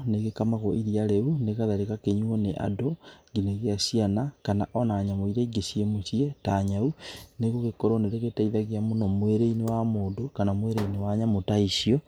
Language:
Kikuyu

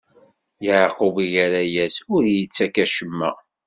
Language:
Kabyle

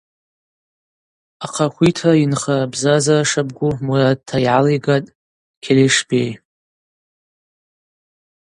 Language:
Abaza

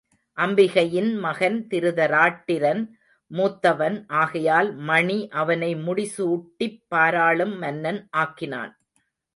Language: Tamil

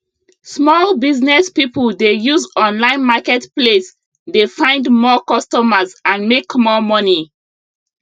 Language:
Nigerian Pidgin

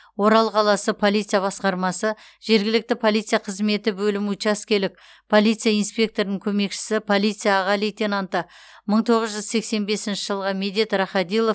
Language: Kazakh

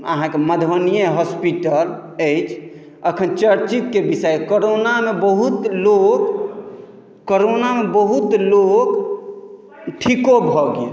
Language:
Maithili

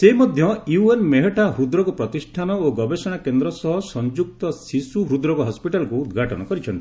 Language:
Odia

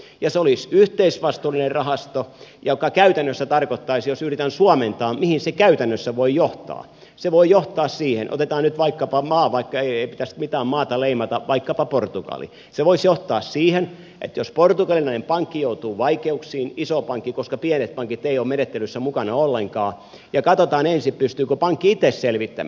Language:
Finnish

